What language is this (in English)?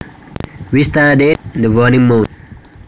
Javanese